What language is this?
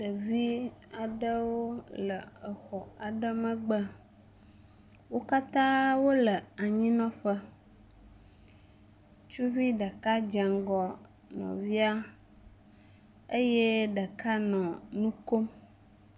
Ewe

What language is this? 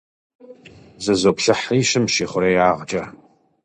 Kabardian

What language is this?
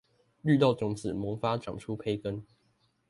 Chinese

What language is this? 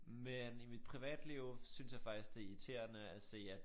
Danish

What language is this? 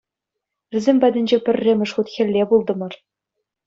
Chuvash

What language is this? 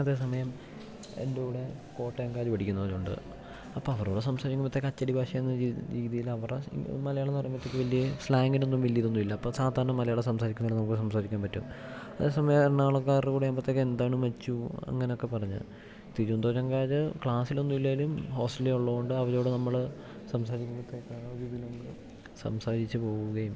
Malayalam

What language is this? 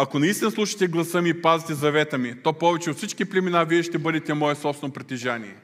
Bulgarian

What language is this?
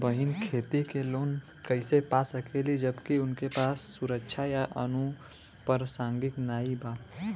Bhojpuri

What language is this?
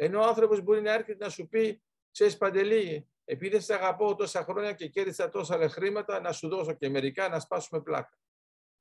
Greek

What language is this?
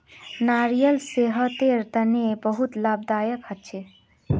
Magahi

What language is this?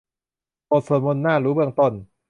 Thai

